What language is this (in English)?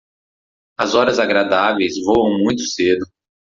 Portuguese